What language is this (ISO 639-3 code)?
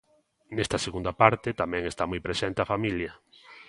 glg